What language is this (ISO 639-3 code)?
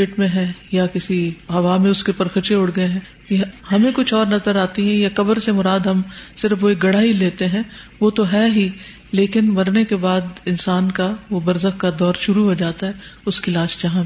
urd